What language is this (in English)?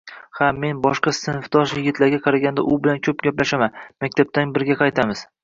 Uzbek